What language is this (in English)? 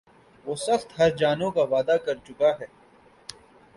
Urdu